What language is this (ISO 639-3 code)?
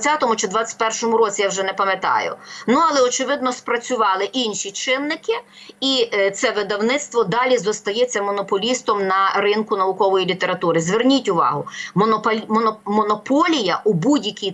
ukr